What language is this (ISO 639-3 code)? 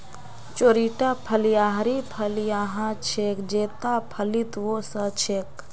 mag